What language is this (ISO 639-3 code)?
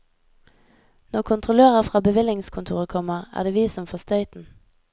nor